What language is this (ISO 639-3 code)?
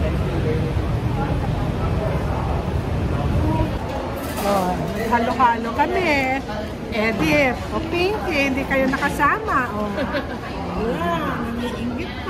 fil